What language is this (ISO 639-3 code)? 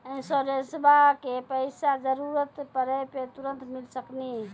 mai